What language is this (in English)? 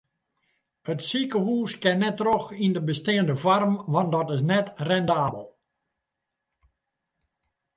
Western Frisian